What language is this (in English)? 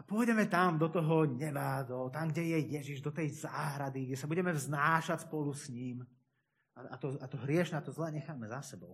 Slovak